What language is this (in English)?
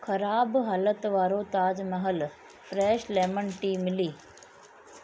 Sindhi